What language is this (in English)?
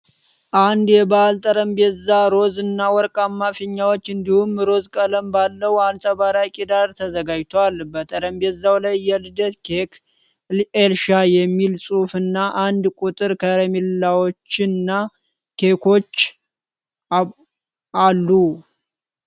Amharic